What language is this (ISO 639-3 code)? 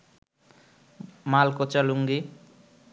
ben